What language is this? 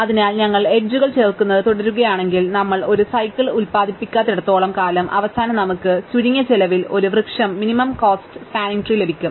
Malayalam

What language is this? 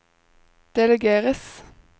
Norwegian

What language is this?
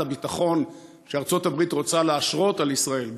Hebrew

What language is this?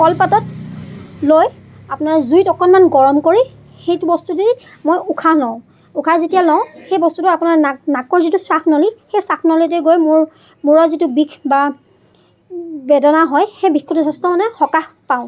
Assamese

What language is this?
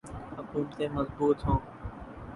Urdu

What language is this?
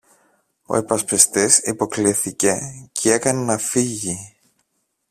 Greek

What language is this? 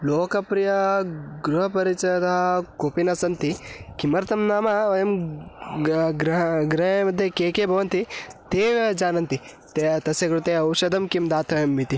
Sanskrit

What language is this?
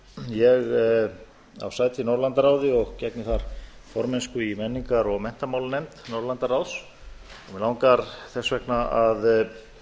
Icelandic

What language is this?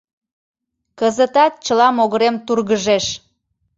Mari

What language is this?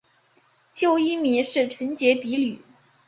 Chinese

